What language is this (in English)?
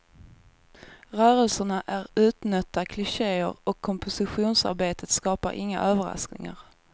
Swedish